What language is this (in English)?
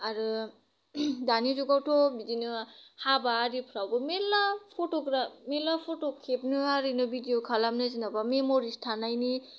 Bodo